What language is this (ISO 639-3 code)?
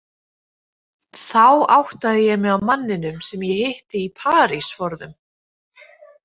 isl